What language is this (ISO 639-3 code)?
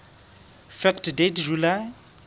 sot